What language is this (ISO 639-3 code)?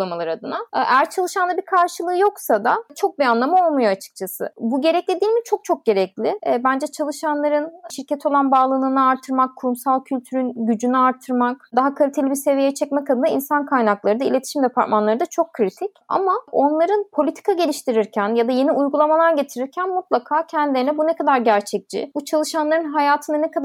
tur